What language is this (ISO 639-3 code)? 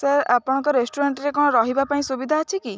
ori